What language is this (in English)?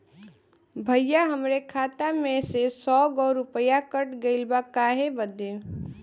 Bhojpuri